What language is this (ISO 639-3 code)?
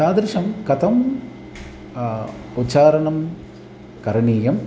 san